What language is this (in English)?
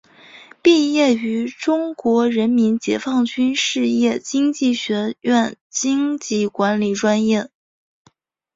Chinese